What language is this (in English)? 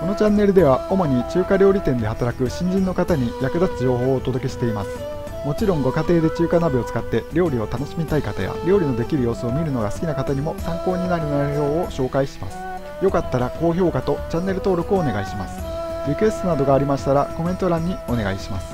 Japanese